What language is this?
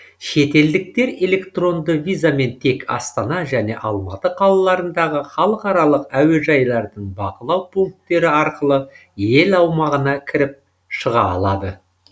Kazakh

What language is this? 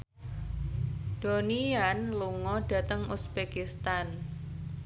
Javanese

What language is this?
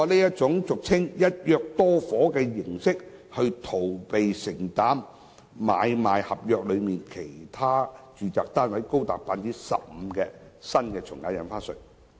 Cantonese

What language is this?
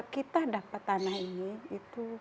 Indonesian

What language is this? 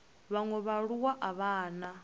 Venda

